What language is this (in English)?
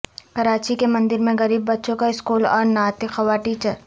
Urdu